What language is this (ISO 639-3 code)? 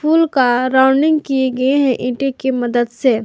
hin